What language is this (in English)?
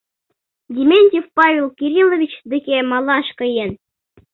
Mari